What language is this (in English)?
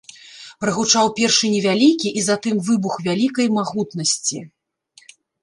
Belarusian